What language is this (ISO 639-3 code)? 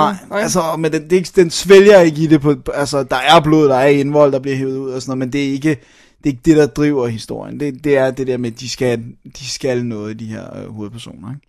dan